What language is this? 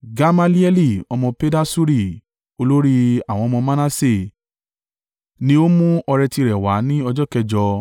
Yoruba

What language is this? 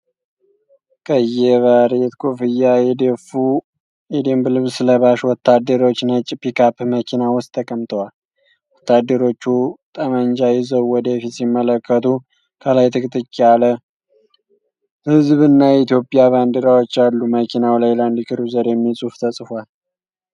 Amharic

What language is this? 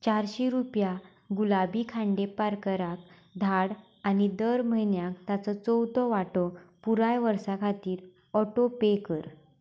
Konkani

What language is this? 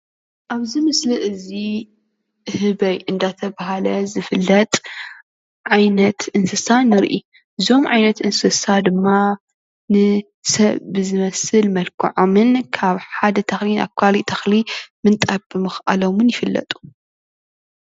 Tigrinya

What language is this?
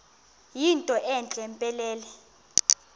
Xhosa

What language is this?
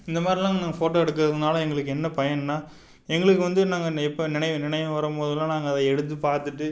Tamil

